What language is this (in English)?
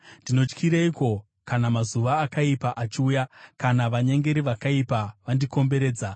Shona